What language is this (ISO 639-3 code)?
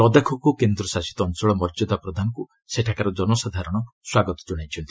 ori